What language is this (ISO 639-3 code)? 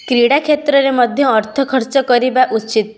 ori